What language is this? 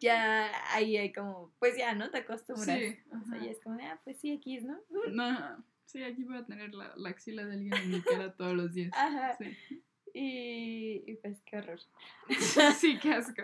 Spanish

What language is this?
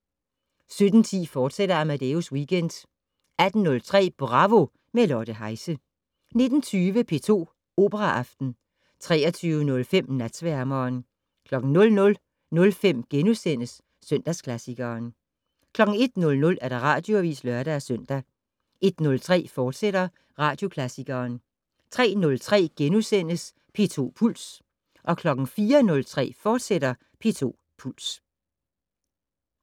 Danish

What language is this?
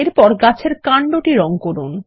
Bangla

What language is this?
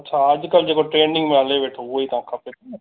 Sindhi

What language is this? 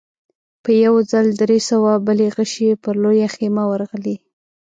Pashto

